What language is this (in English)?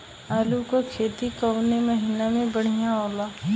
Bhojpuri